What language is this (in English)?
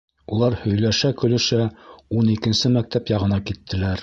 Bashkir